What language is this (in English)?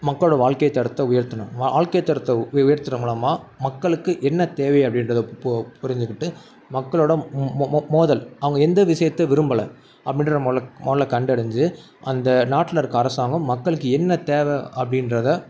Tamil